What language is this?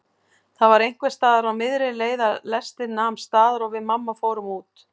Icelandic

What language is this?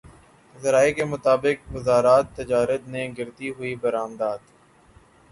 Urdu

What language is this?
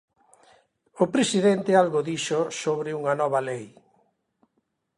Galician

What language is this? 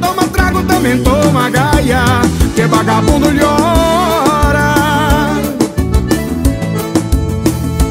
Portuguese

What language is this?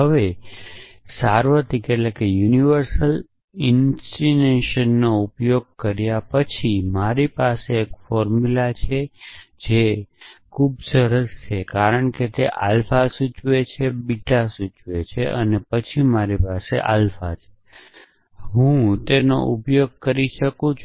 Gujarati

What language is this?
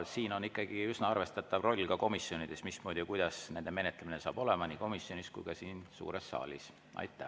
Estonian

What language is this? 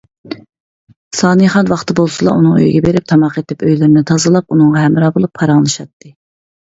Uyghur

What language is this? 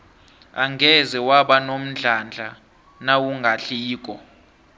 South Ndebele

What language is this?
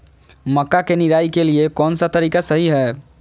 Magahi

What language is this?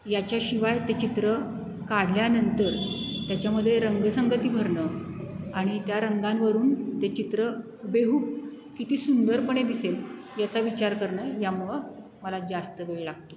Marathi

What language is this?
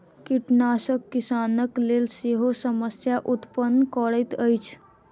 Maithili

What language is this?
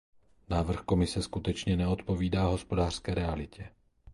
Czech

